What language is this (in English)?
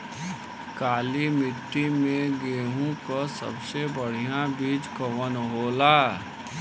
Bhojpuri